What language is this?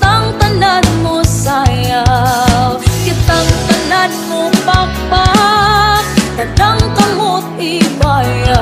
Thai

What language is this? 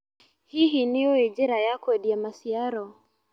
Kikuyu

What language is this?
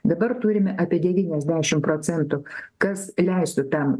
Lithuanian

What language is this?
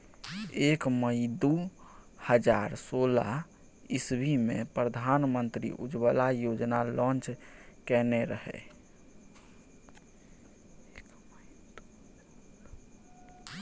Maithili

